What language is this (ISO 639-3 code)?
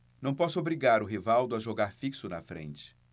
por